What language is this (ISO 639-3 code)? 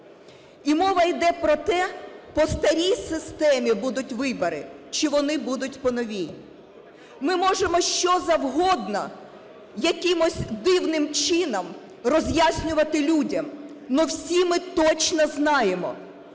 ukr